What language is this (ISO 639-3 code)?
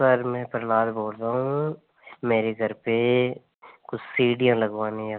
hin